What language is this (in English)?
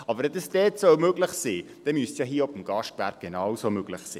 Swiss German